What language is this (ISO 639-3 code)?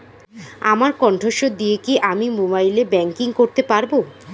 ben